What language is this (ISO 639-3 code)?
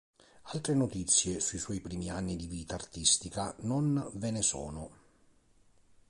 ita